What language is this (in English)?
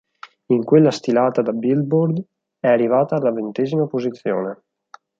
Italian